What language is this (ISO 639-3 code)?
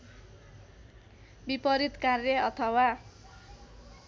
nep